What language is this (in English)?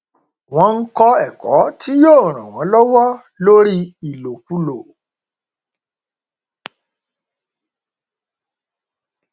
Yoruba